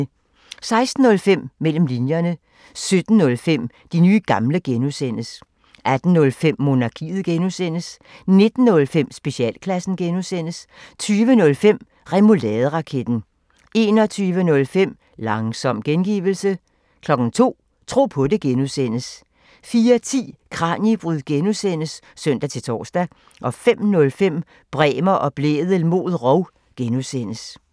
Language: Danish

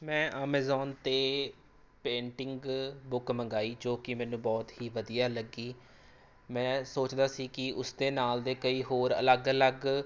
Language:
Punjabi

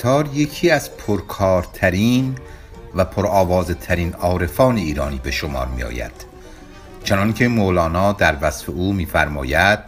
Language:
Persian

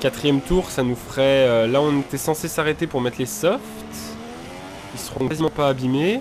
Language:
French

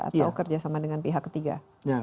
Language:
Indonesian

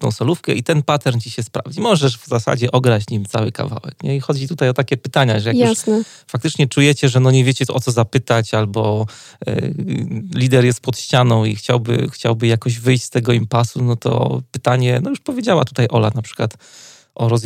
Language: Polish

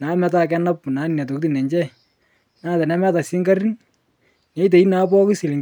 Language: Masai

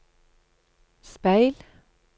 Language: Norwegian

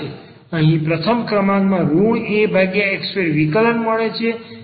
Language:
Gujarati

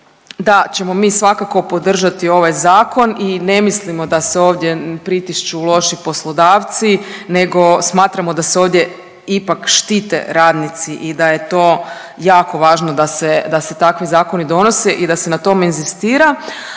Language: Croatian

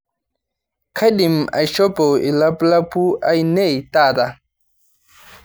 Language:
Masai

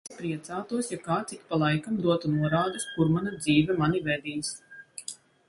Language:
Latvian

